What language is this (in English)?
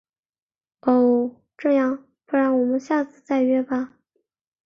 Chinese